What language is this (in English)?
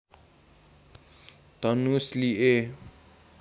Nepali